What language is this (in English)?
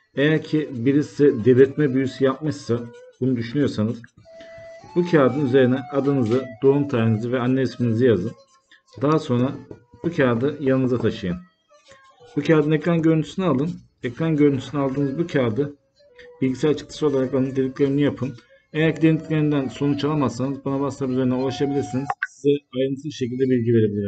Turkish